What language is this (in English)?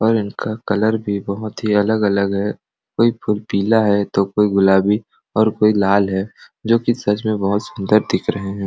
Sadri